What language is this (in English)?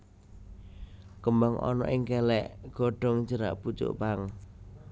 Javanese